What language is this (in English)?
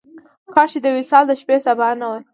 Pashto